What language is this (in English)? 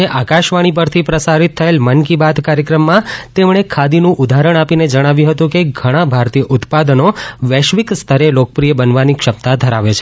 Gujarati